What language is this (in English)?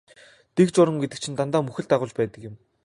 Mongolian